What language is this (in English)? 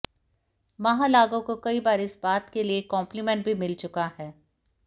Hindi